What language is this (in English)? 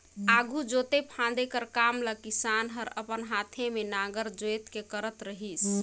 Chhattisgarhi